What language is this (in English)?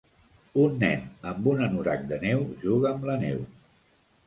Catalan